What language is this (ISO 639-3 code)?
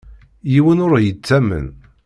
kab